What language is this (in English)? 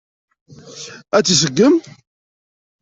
Kabyle